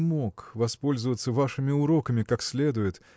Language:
Russian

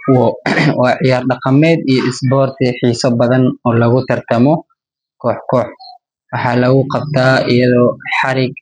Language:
Somali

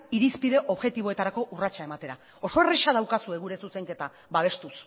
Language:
Basque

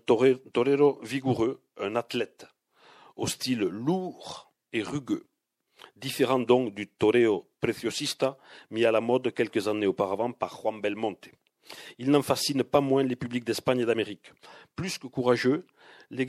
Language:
French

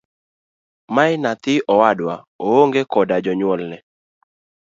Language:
Luo (Kenya and Tanzania)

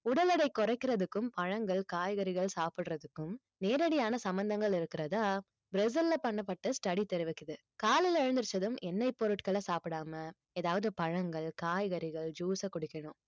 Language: Tamil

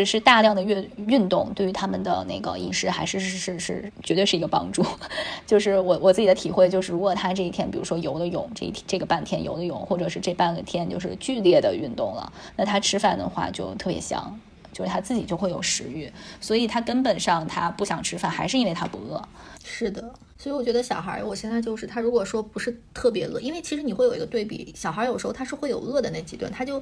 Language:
Chinese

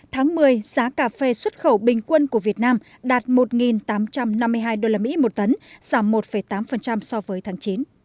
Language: Vietnamese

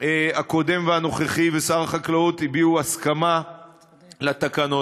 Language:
Hebrew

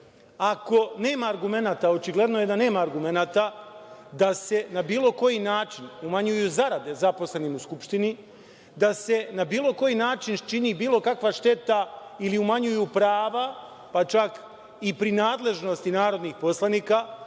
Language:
Serbian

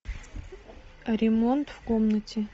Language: Russian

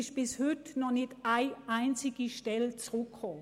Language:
Swiss German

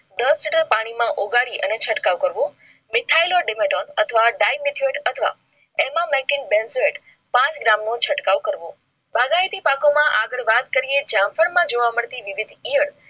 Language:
Gujarati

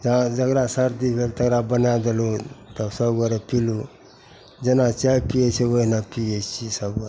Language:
Maithili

